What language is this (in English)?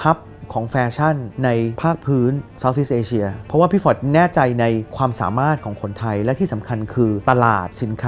Thai